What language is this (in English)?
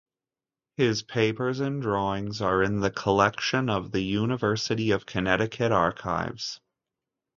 English